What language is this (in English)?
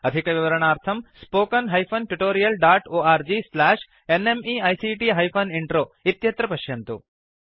Sanskrit